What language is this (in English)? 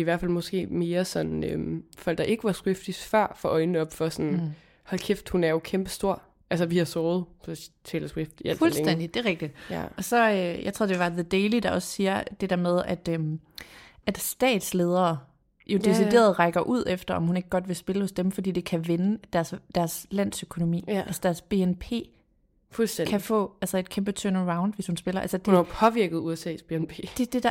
Danish